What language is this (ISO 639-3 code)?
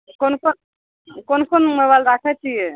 mai